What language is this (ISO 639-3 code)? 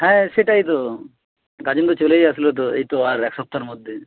ben